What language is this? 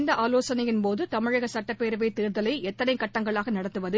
Tamil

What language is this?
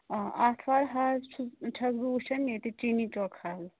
Kashmiri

